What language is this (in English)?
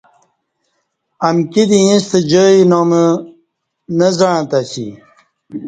Kati